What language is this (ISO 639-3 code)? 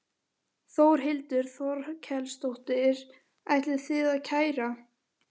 isl